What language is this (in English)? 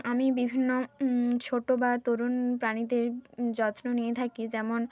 Bangla